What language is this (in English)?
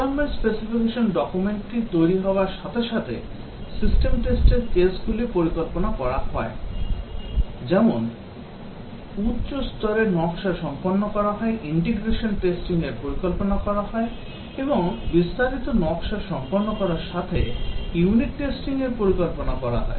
Bangla